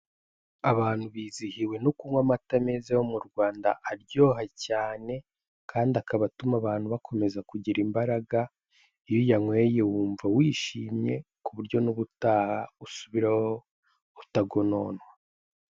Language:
Kinyarwanda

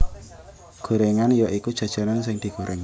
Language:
Javanese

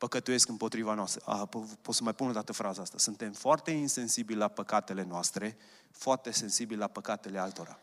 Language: Romanian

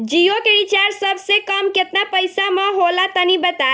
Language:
Bhojpuri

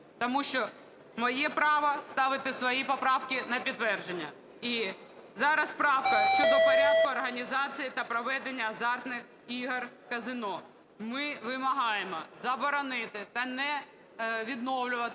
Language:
Ukrainian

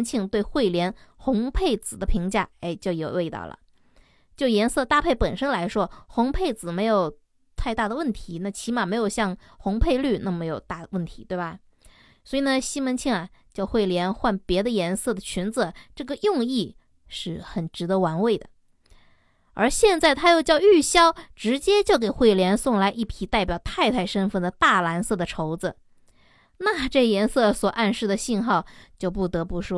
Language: Chinese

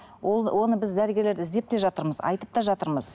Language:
Kazakh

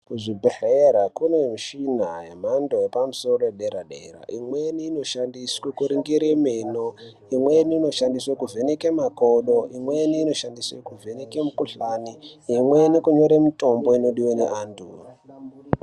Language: Ndau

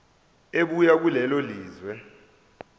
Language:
Zulu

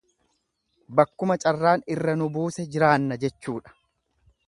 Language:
Oromo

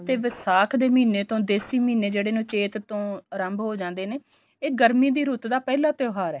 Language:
Punjabi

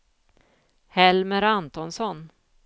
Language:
Swedish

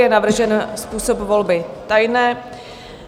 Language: Czech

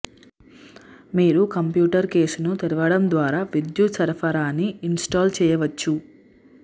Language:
Telugu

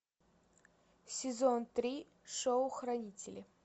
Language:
Russian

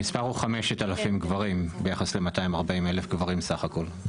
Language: Hebrew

